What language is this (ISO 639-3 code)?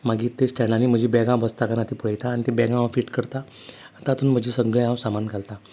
kok